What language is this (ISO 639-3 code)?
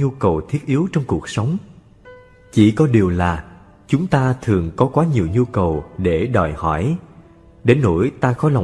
vie